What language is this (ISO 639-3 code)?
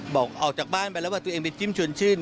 tha